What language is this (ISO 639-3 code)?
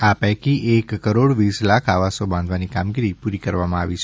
guj